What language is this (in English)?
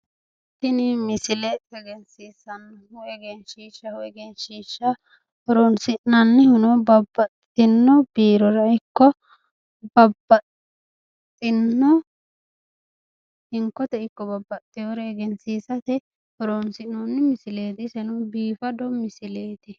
Sidamo